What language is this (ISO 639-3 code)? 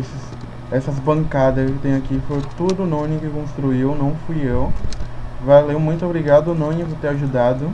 por